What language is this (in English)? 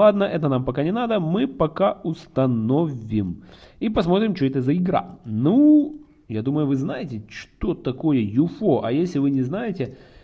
Russian